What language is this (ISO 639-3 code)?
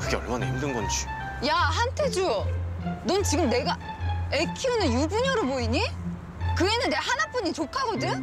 kor